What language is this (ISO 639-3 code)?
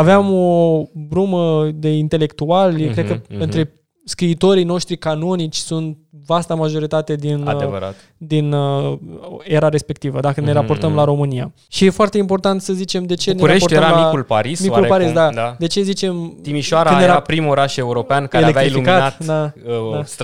ron